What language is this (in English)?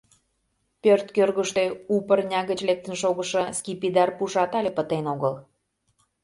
Mari